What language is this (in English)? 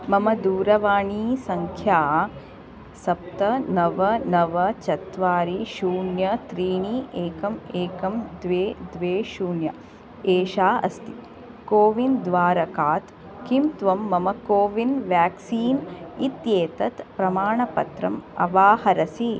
Sanskrit